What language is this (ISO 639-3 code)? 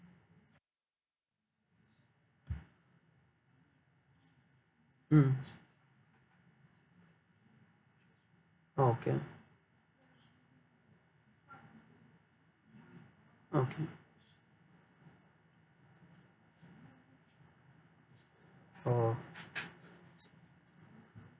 eng